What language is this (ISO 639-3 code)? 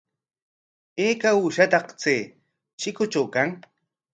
qwa